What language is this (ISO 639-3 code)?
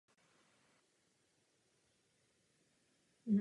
ces